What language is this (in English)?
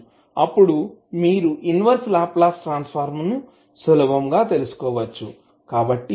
Telugu